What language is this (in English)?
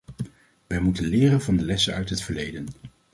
Dutch